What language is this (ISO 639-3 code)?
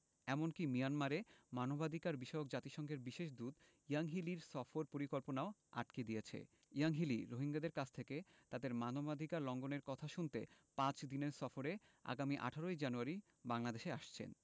ben